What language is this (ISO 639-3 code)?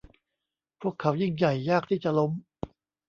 tha